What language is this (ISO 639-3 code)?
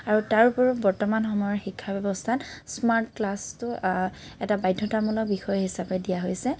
asm